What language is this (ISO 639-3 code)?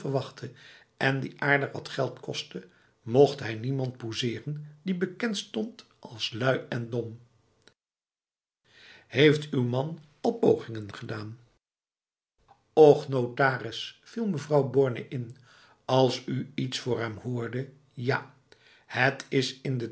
nld